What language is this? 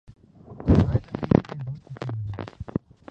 Urdu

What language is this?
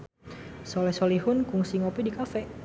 Sundanese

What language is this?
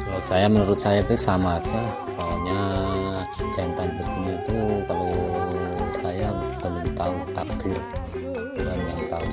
Indonesian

